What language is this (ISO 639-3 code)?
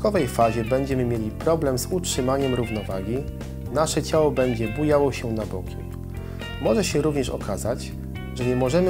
pol